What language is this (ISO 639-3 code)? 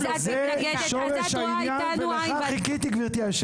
heb